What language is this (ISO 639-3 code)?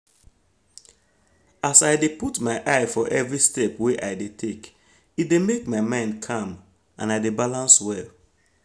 pcm